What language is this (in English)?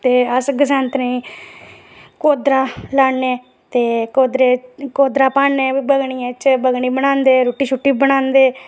Dogri